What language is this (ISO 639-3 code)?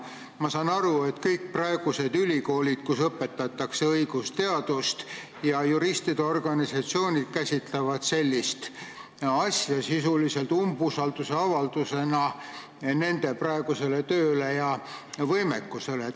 est